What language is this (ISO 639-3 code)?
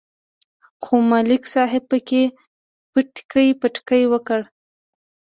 pus